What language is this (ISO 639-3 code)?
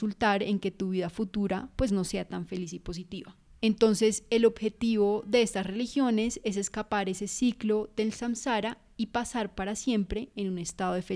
spa